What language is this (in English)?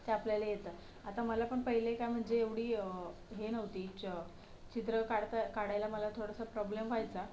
Marathi